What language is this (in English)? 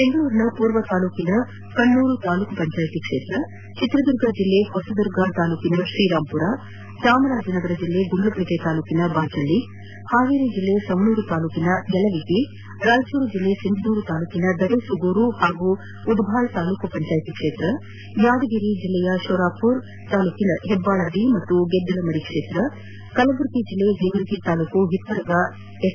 Kannada